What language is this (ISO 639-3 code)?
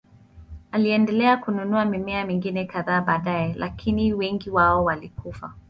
swa